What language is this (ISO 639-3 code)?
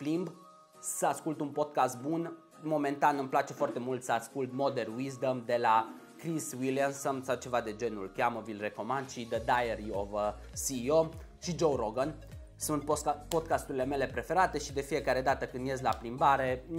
ron